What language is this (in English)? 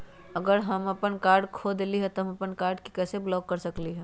Magahi